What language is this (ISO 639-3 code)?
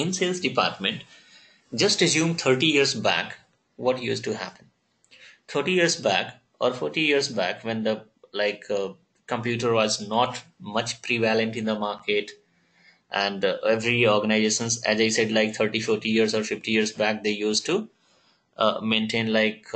eng